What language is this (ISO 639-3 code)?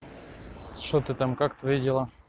rus